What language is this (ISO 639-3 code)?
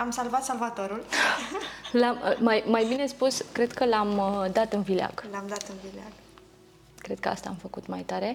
ron